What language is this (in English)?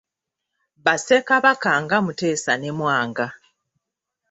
Ganda